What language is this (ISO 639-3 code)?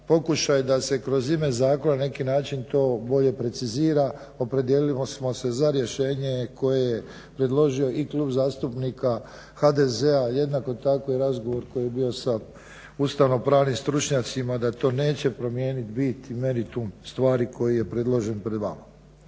hrv